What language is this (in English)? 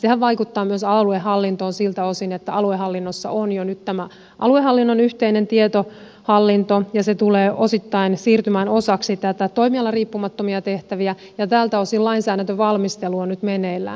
Finnish